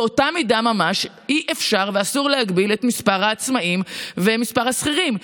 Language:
Hebrew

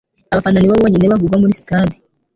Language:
Kinyarwanda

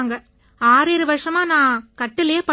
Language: Tamil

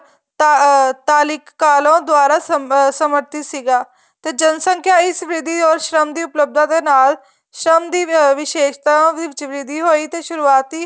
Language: Punjabi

